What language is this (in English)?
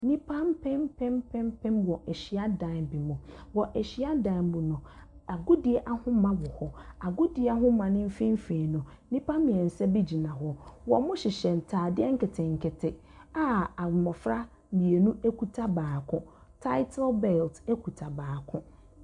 Akan